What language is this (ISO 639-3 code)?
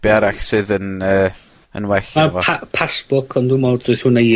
cym